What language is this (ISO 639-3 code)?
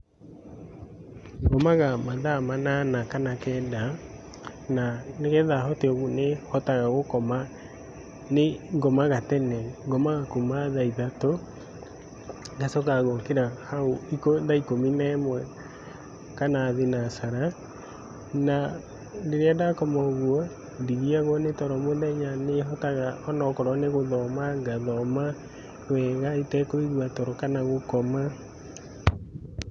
kik